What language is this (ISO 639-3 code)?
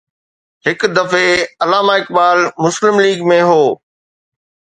snd